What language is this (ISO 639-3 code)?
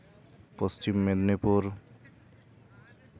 sat